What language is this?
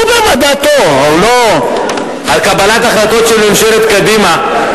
Hebrew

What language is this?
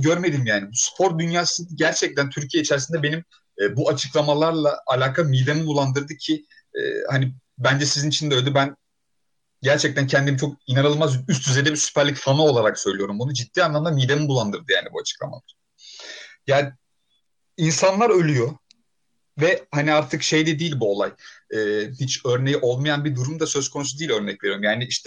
Turkish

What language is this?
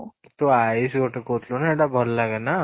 Odia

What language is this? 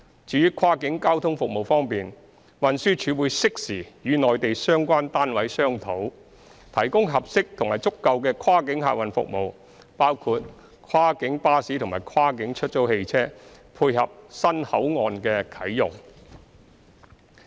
Cantonese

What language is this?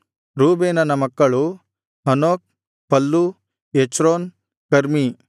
Kannada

